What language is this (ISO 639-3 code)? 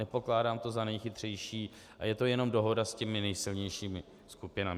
ces